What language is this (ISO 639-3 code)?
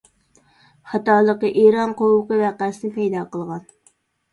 uig